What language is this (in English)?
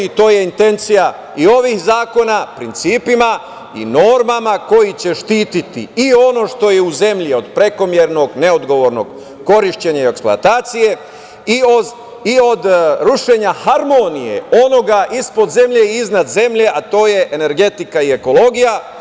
Serbian